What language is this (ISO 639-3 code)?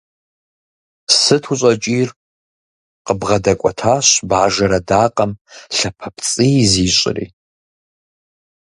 kbd